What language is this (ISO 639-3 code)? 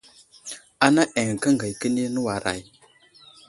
udl